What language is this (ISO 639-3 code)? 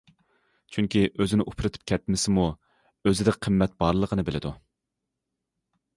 uig